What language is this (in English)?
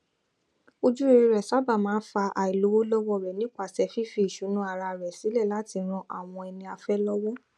Yoruba